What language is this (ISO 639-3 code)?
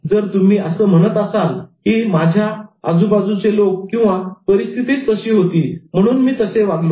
mar